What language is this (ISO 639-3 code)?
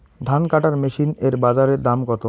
ben